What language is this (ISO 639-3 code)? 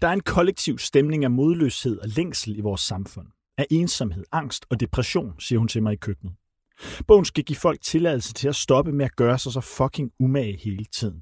dan